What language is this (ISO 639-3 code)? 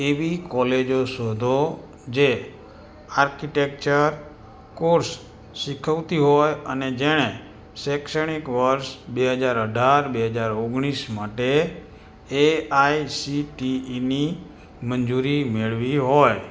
guj